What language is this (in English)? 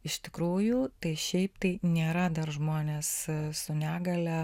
Lithuanian